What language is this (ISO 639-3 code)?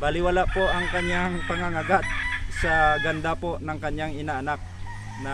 fil